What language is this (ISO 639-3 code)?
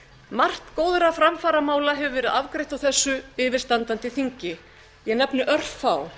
isl